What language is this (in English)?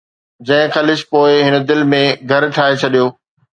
Sindhi